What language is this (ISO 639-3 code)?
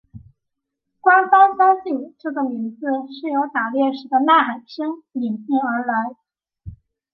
zho